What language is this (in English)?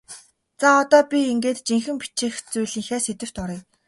Mongolian